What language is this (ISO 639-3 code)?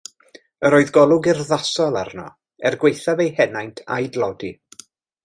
cym